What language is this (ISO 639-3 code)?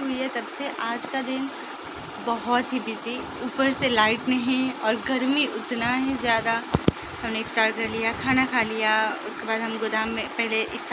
hin